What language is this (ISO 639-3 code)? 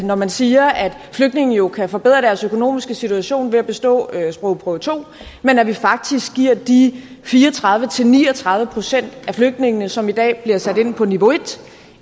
dan